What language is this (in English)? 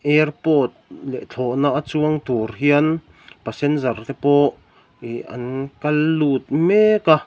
Mizo